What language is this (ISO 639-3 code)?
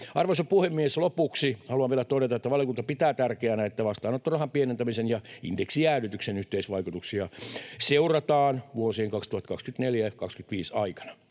fin